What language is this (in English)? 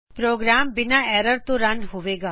Punjabi